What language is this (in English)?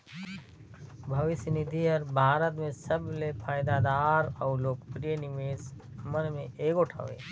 Chhattisgarhi